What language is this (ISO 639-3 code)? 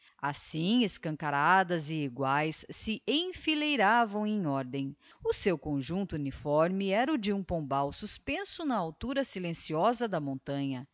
por